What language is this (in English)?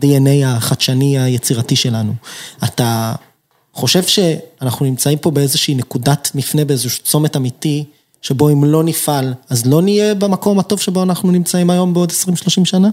Hebrew